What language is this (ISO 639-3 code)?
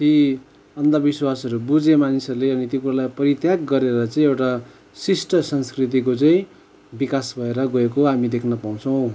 nep